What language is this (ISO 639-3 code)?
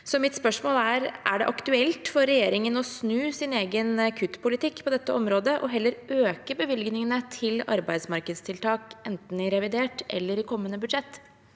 nor